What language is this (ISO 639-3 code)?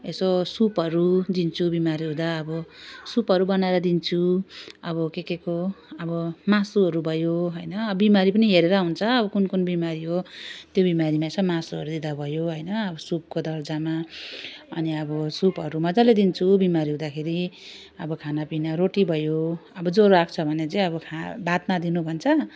nep